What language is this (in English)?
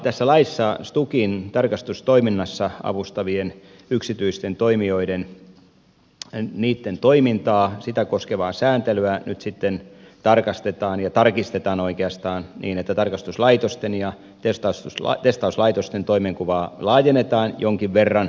Finnish